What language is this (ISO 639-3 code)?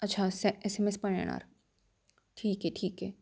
mar